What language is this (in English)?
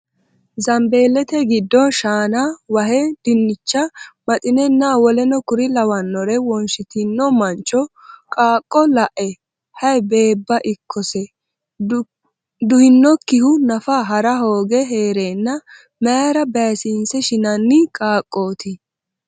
Sidamo